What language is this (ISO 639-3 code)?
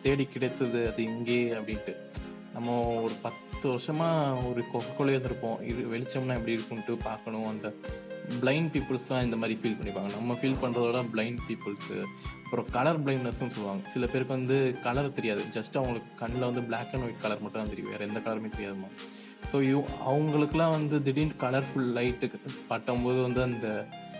tam